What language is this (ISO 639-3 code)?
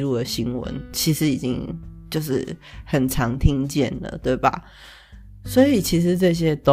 zho